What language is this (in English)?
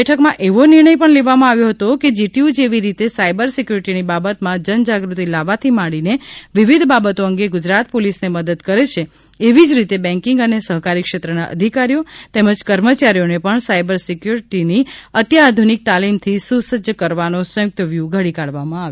Gujarati